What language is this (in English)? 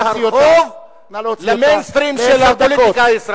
Hebrew